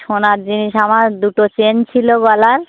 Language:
Bangla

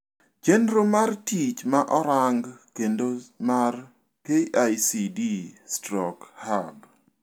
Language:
Luo (Kenya and Tanzania)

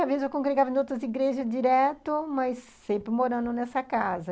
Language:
Portuguese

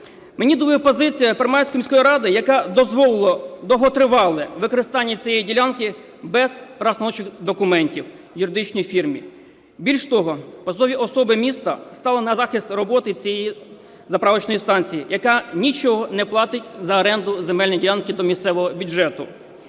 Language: Ukrainian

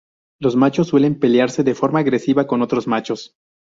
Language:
Spanish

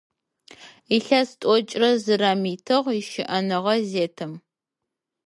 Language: Adyghe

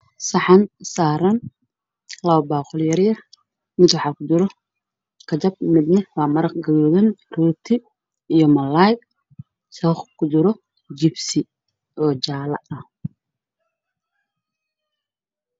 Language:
Somali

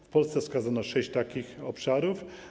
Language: Polish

